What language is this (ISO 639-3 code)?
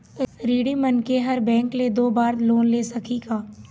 hne